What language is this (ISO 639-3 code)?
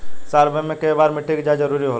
bho